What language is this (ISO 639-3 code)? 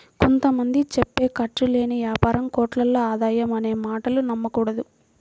tel